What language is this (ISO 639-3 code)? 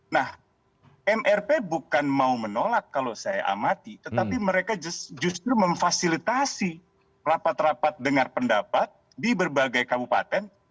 ind